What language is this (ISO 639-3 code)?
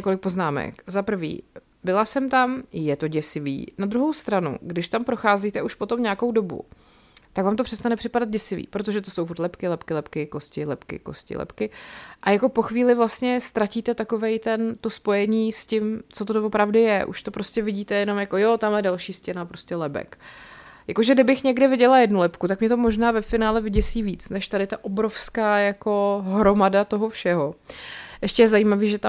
ces